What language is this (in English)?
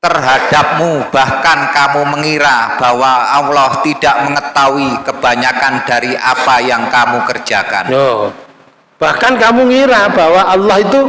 Indonesian